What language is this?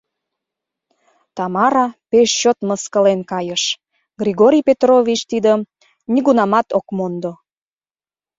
Mari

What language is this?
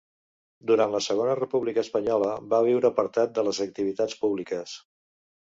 Catalan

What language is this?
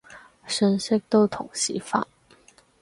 Cantonese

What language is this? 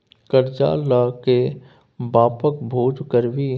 Maithili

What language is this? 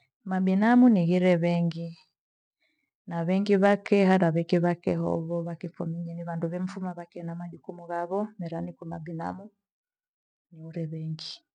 Gweno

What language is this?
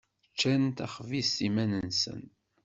Kabyle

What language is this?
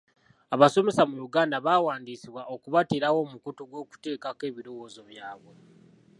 Ganda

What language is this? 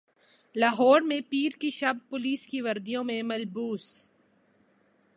Urdu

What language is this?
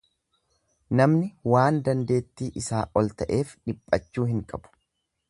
Oromo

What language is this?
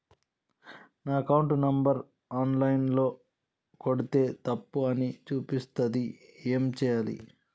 Telugu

